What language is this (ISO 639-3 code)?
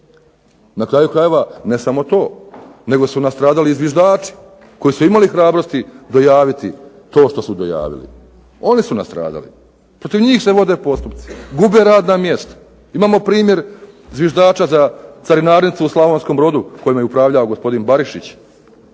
hrv